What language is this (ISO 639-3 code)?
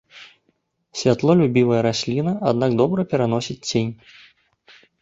bel